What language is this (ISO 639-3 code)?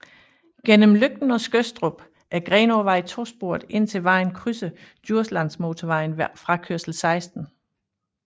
dan